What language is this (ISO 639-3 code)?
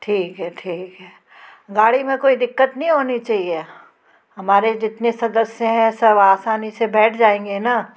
hin